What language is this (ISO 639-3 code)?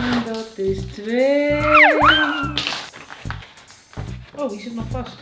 nld